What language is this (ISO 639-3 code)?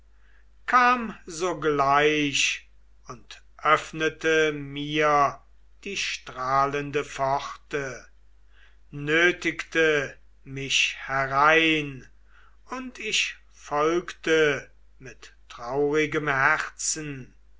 deu